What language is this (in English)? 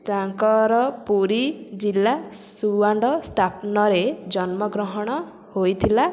Odia